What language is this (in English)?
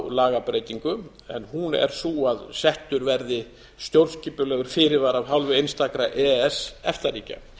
Icelandic